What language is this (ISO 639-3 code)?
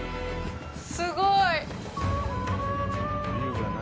jpn